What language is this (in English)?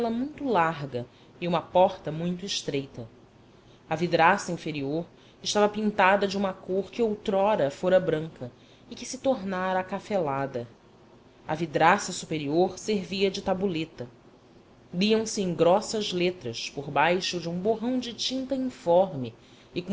Portuguese